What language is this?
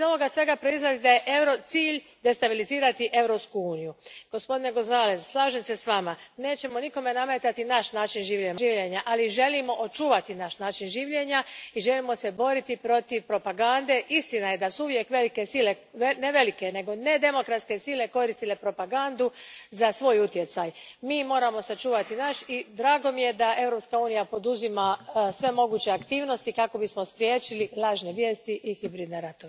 Croatian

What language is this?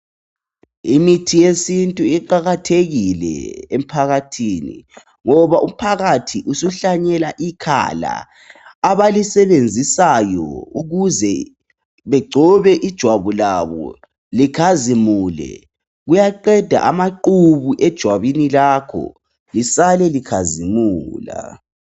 North Ndebele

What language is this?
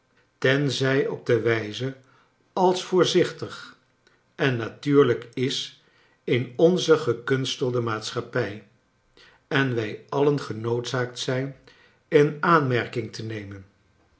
Dutch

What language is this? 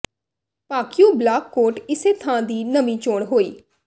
Punjabi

